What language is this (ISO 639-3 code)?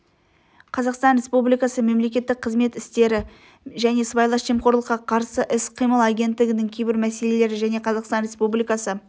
kaz